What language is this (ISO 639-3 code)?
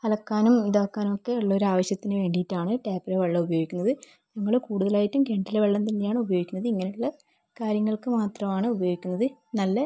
mal